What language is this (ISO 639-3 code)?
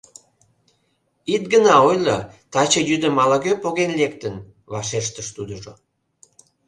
chm